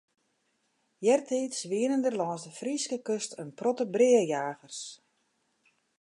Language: Western Frisian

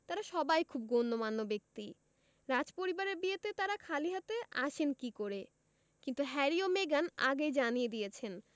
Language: Bangla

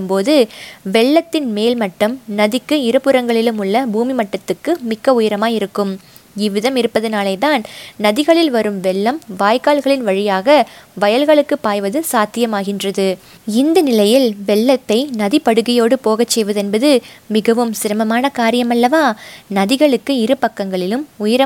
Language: Tamil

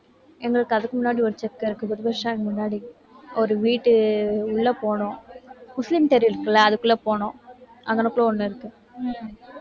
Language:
Tamil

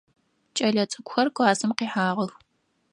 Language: Adyghe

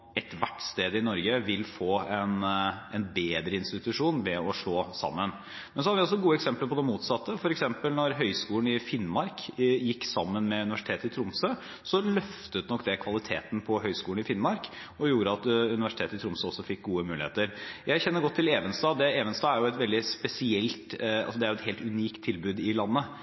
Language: Norwegian Bokmål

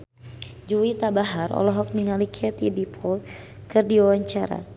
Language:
Sundanese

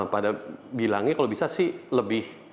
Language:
Indonesian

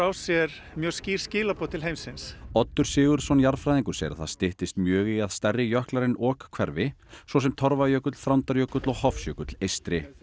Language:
Icelandic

